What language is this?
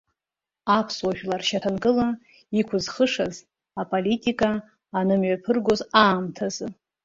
Abkhazian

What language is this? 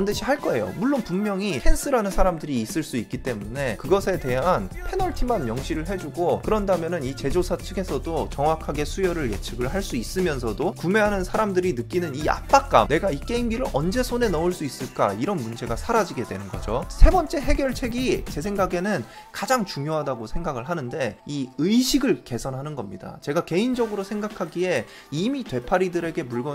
Korean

